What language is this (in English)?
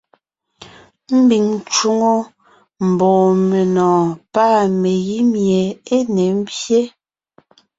Ngiemboon